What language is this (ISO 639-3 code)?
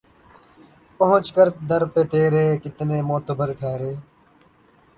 urd